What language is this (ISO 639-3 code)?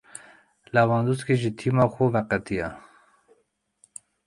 kur